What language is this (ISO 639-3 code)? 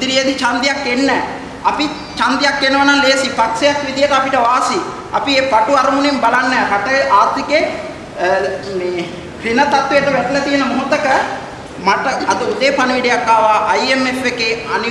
ind